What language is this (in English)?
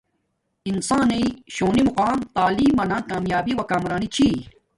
Domaaki